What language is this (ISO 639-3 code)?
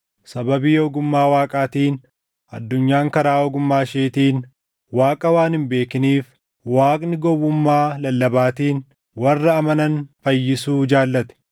orm